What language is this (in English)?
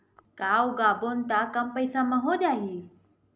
Chhattisgarhi